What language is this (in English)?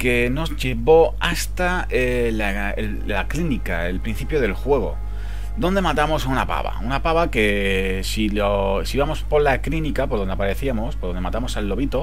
Spanish